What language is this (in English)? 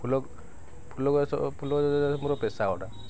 Odia